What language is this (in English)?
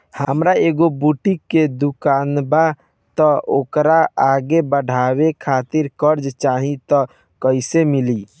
Bhojpuri